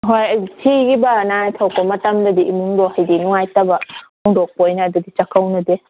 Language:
Manipuri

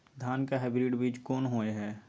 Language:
Maithili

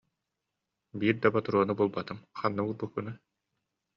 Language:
Yakut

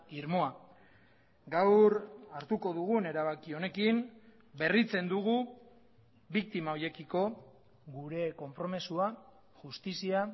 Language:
Basque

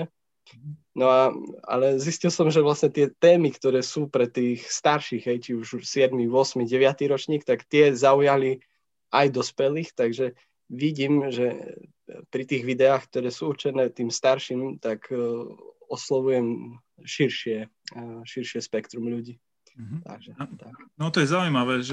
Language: Slovak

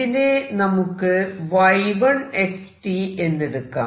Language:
Malayalam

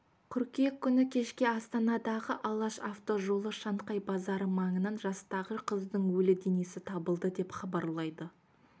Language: Kazakh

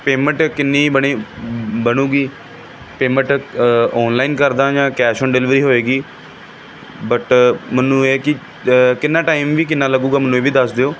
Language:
Punjabi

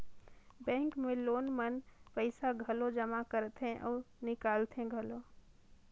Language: Chhattisgarhi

